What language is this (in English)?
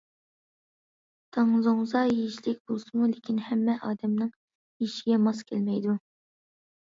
Uyghur